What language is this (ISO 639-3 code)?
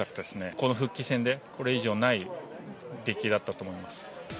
jpn